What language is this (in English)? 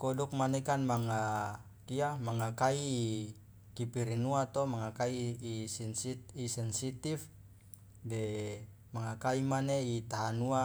Loloda